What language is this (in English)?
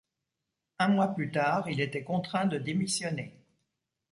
French